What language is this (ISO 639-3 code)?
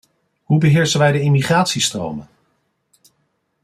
nld